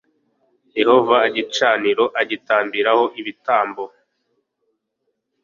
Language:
Kinyarwanda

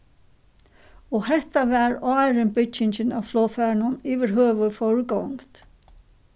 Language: Faroese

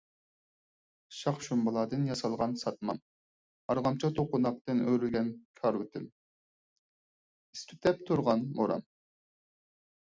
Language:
Uyghur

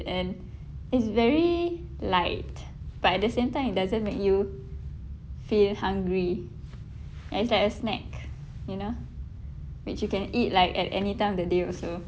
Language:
English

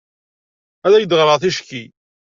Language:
Kabyle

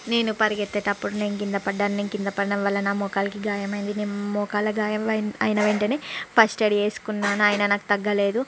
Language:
Telugu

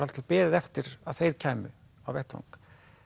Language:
Icelandic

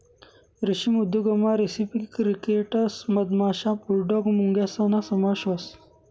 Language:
Marathi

